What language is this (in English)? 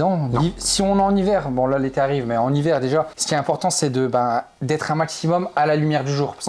French